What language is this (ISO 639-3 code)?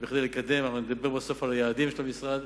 heb